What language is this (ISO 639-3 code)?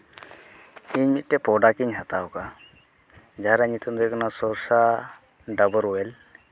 sat